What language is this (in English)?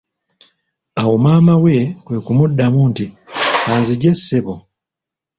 Ganda